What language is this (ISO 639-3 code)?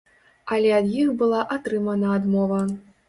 bel